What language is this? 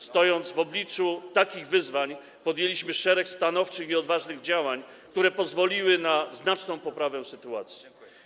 Polish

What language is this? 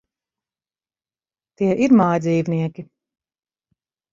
Latvian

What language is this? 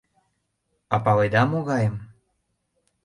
Mari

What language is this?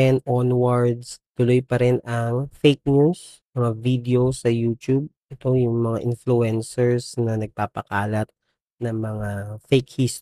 Filipino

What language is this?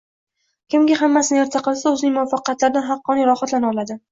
Uzbek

